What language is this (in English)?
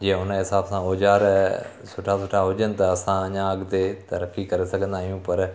Sindhi